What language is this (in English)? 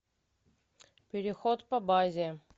Russian